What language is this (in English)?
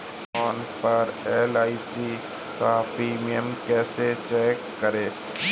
Hindi